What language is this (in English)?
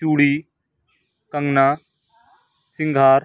Urdu